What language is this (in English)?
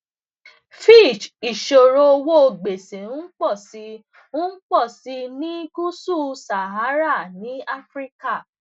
Yoruba